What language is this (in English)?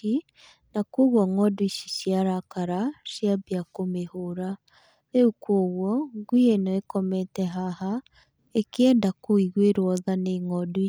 Kikuyu